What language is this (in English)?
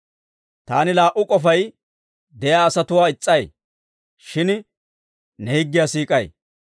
Dawro